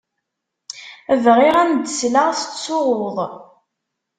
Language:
Kabyle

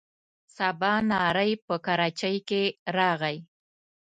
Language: Pashto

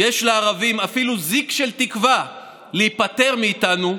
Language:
Hebrew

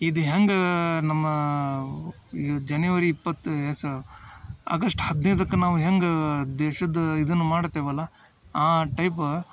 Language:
Kannada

